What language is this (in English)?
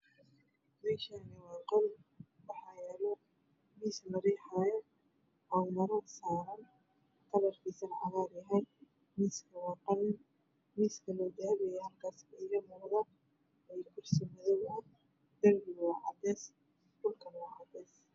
Somali